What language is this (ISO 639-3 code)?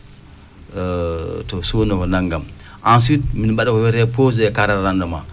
ful